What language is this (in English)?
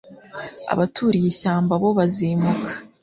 Kinyarwanda